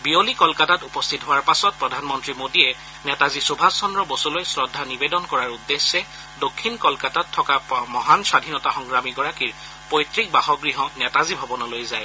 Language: Assamese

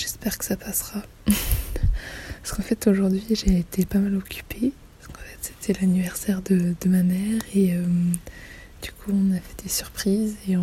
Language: French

